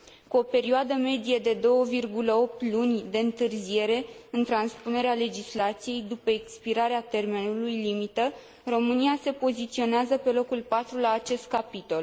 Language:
Romanian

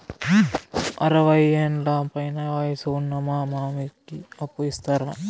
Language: Telugu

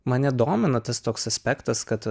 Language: Lithuanian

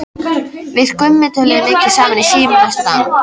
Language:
Icelandic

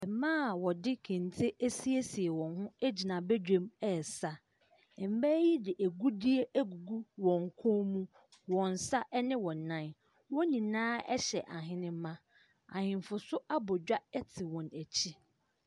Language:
Akan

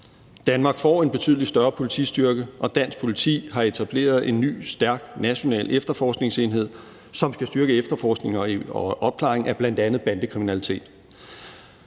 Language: Danish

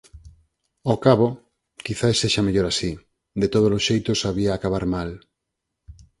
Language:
Galician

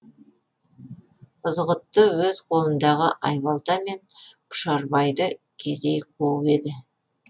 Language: Kazakh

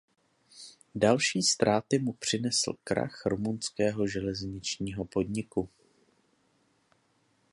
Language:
Czech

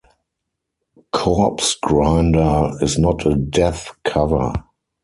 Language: English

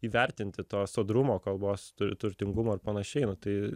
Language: Lithuanian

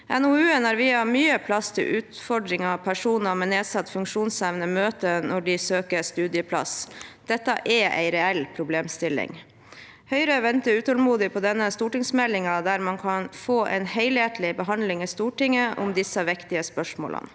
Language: Norwegian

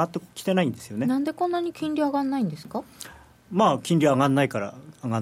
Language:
Japanese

